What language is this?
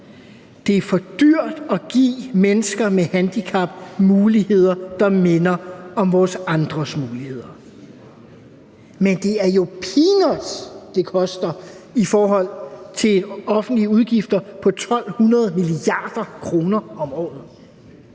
Danish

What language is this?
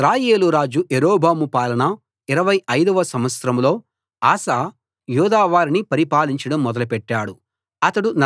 Telugu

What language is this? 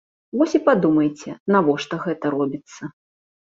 Belarusian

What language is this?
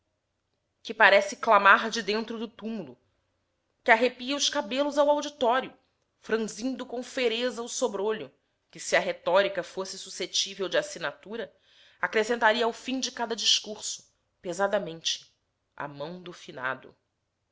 Portuguese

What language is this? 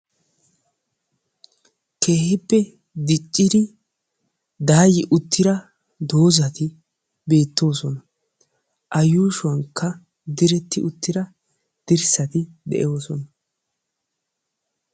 Wolaytta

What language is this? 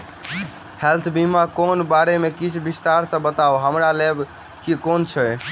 Maithili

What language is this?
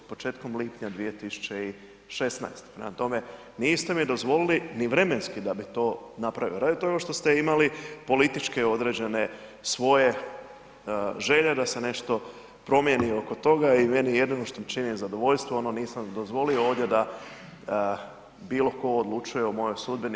Croatian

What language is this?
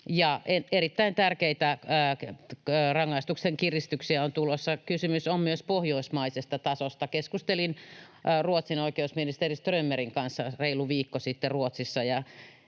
Finnish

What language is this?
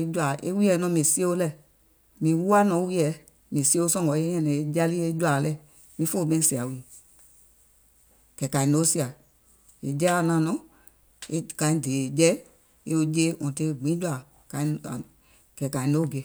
Gola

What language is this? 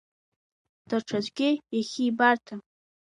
Abkhazian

